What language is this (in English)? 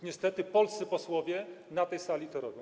Polish